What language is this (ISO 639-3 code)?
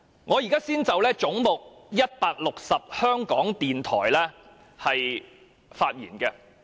yue